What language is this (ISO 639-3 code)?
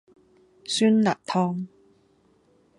yue